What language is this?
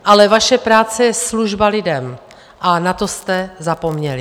Czech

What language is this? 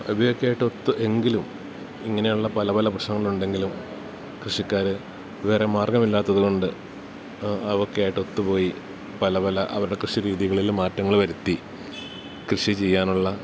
Malayalam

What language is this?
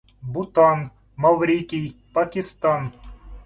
Russian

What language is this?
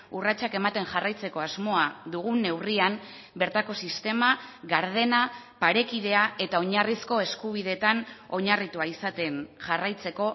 Basque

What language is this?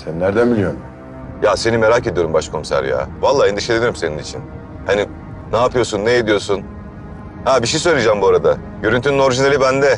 Turkish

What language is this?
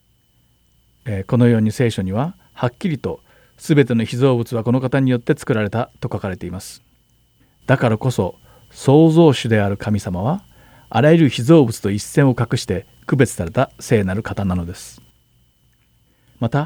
Japanese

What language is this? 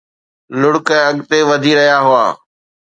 Sindhi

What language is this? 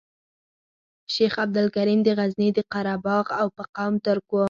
Pashto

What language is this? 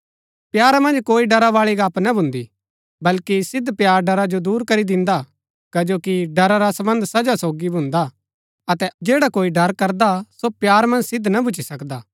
Gaddi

